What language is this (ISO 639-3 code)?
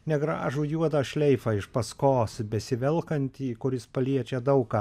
lit